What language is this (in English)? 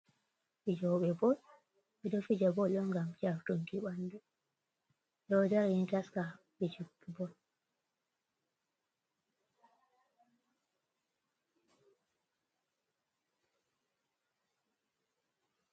Fula